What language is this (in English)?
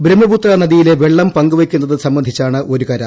Malayalam